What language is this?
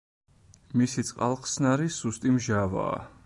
Georgian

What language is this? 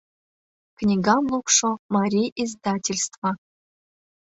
Mari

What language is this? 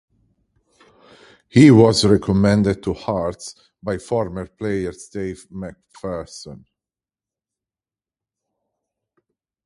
English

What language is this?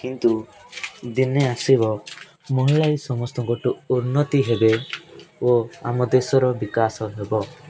Odia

